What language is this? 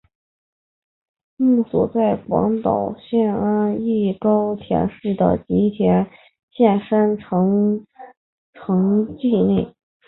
Chinese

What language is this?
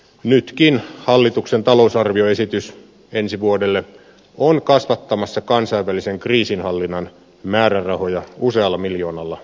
Finnish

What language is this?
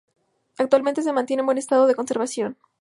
Spanish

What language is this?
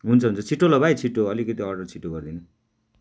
Nepali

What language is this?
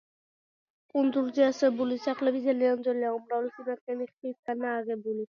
Georgian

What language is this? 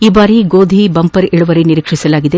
Kannada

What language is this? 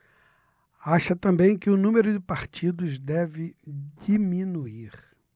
Portuguese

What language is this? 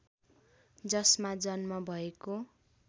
Nepali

